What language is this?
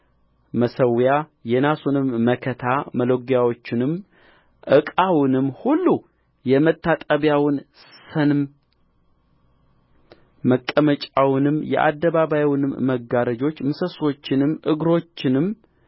Amharic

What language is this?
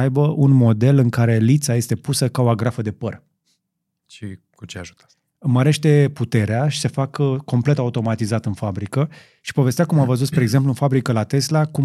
Romanian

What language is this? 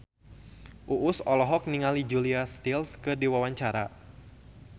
Sundanese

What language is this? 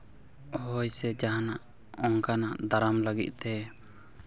Santali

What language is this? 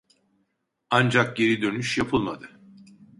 Turkish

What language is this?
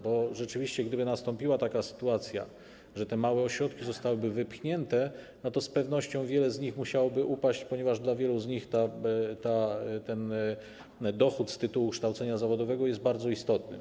Polish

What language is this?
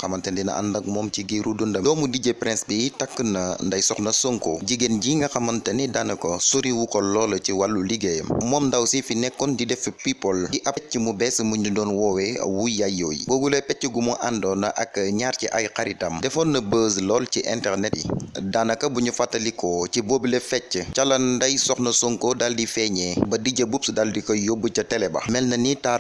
Indonesian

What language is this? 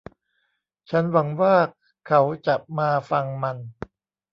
Thai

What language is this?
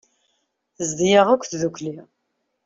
Kabyle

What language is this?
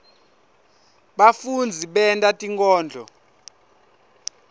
Swati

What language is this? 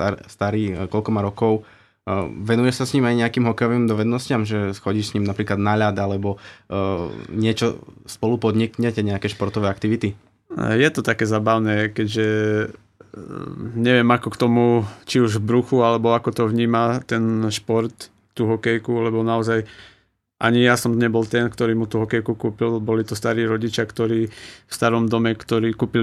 Slovak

